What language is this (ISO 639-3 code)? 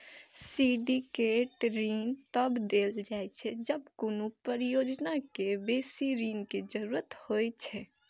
mai